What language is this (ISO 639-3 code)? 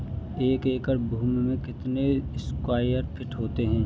hin